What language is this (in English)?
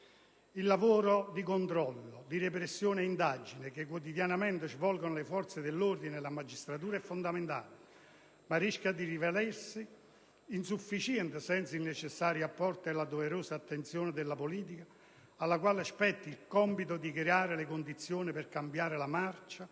Italian